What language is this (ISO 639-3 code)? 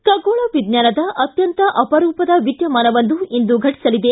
kan